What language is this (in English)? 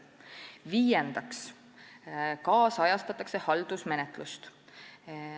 Estonian